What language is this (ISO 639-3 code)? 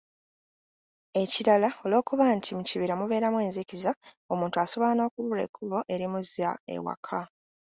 lug